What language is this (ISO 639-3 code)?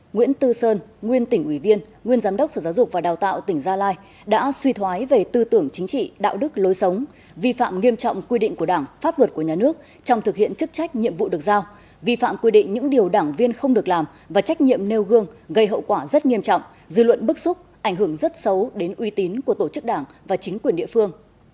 vie